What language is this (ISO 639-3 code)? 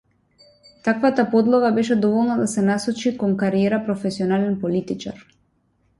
mkd